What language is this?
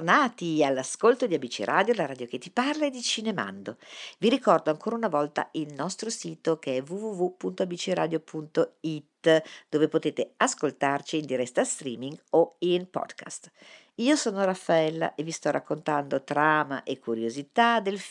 Italian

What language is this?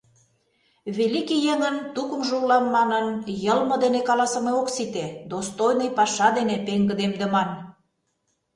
Mari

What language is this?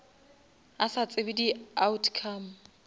Northern Sotho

